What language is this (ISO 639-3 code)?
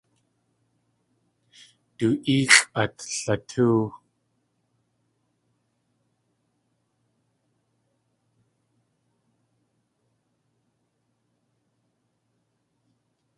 tli